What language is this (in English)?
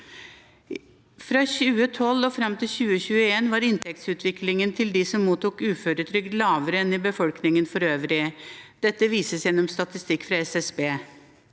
Norwegian